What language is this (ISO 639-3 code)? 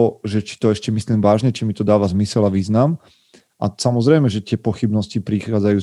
slk